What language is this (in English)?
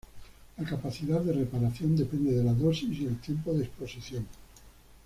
Spanish